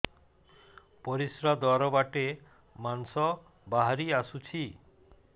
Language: Odia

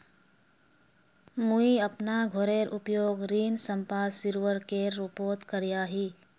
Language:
Magahi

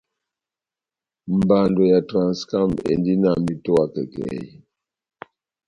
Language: Batanga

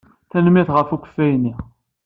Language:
Kabyle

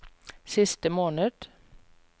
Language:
Norwegian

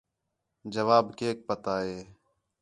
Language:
Khetrani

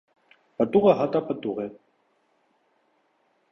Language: Armenian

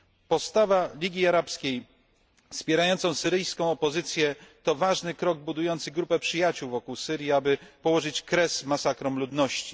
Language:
Polish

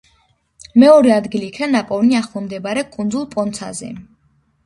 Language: Georgian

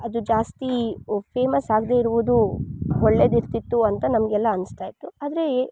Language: Kannada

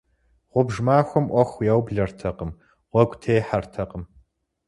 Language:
Kabardian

